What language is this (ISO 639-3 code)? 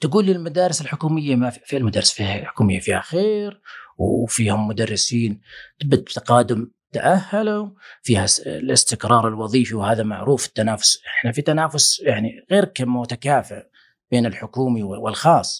ara